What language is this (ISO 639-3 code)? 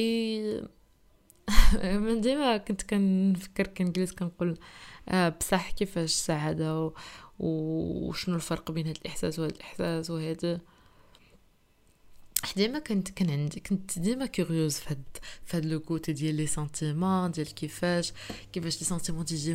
ara